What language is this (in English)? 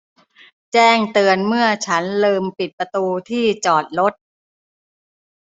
Thai